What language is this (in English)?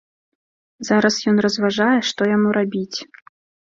Belarusian